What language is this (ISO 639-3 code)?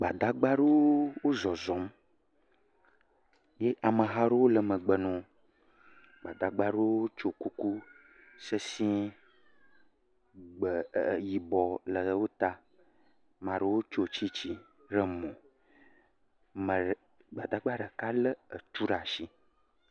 ewe